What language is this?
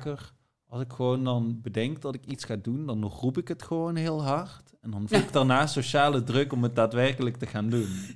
Dutch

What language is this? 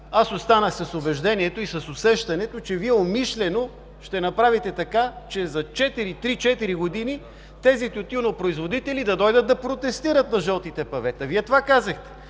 Bulgarian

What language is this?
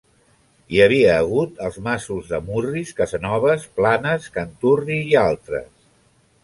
Catalan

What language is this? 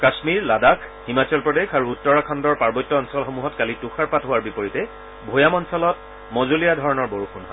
Assamese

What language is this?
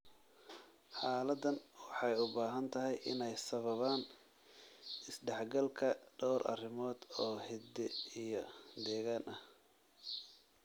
Somali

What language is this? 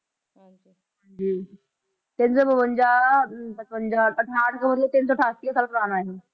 Punjabi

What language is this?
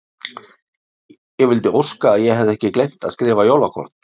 Icelandic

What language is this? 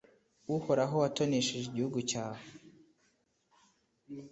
Kinyarwanda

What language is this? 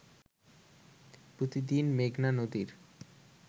Bangla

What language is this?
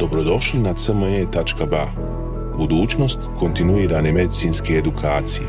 Croatian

